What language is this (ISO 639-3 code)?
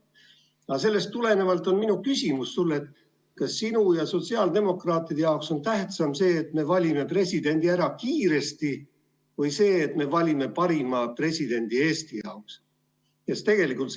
est